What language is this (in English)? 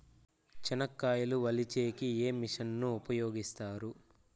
Telugu